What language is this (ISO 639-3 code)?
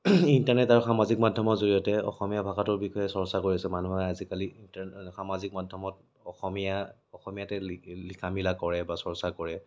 asm